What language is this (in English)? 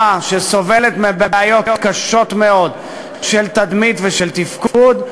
Hebrew